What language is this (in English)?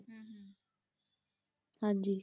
Punjabi